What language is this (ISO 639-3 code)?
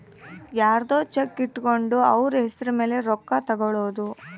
kan